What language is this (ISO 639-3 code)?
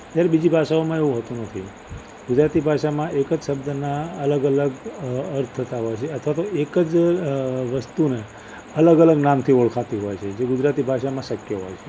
guj